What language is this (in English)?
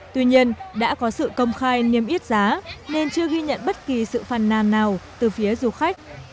Vietnamese